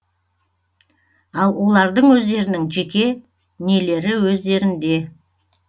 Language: Kazakh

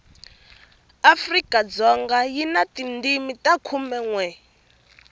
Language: Tsonga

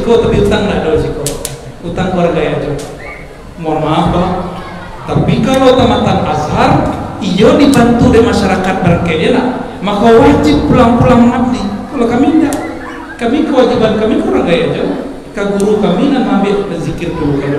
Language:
Indonesian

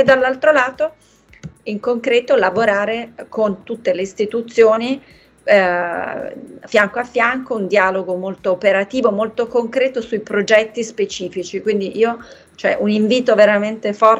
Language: Italian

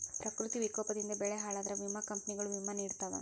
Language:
Kannada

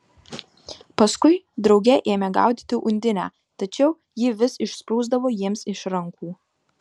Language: Lithuanian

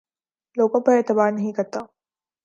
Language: Urdu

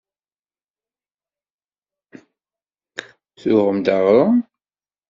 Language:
Kabyle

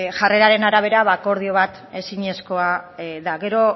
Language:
Basque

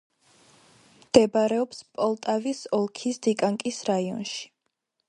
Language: Georgian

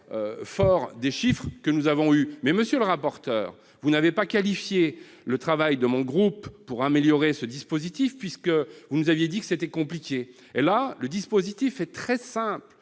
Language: French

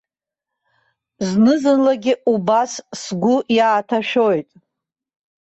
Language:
Abkhazian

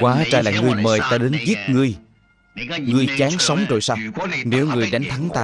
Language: Vietnamese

